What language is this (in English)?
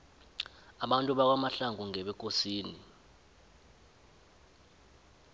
South Ndebele